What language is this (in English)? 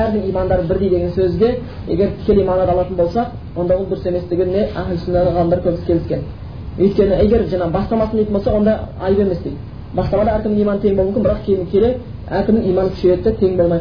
Bulgarian